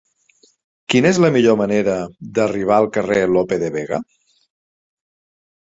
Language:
Catalan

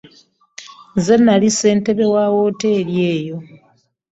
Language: Ganda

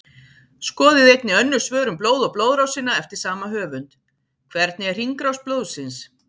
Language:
Icelandic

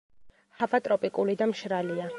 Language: Georgian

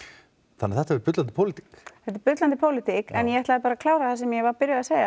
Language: Icelandic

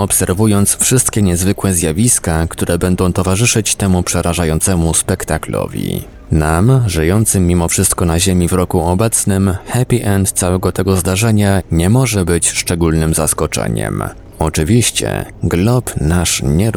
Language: Polish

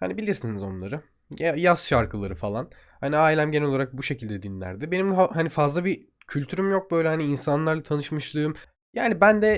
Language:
Turkish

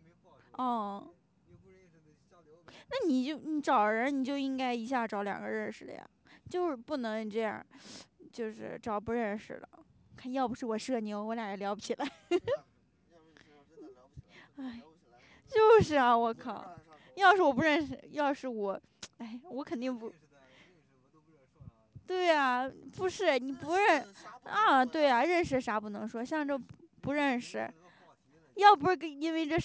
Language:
Chinese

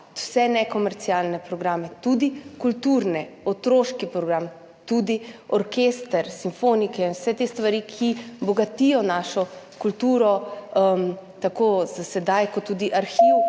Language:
Slovenian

